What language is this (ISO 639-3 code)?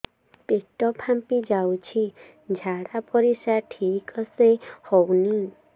ori